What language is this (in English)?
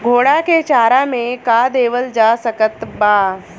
Bhojpuri